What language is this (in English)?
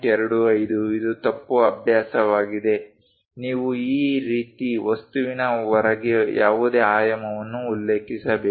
Kannada